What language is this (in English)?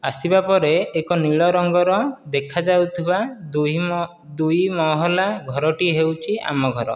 Odia